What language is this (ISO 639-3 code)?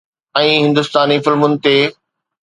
snd